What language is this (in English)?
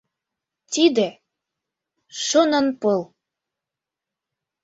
Mari